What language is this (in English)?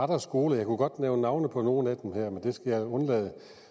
Danish